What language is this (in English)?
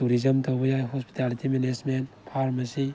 Manipuri